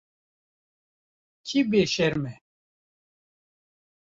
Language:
Kurdish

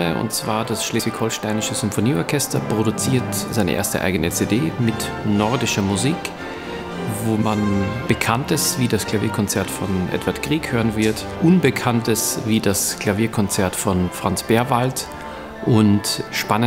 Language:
German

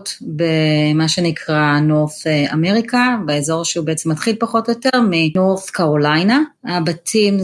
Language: Hebrew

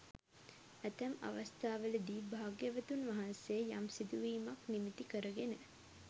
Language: Sinhala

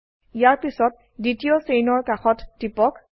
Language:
Assamese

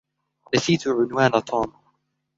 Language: Arabic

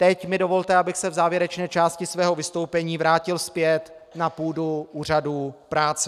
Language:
Czech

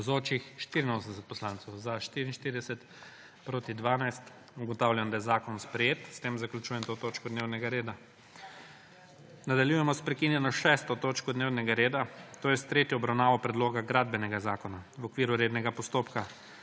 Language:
Slovenian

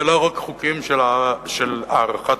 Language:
Hebrew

